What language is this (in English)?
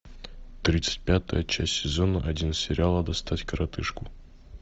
Russian